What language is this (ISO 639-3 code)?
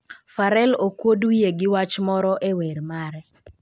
luo